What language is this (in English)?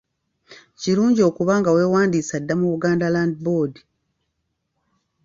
Ganda